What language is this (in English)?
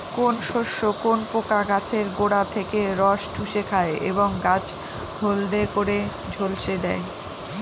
Bangla